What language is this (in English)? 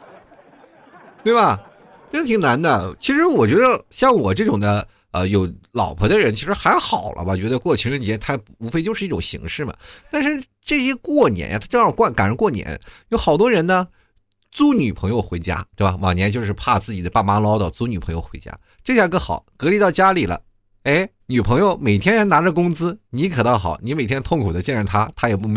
Chinese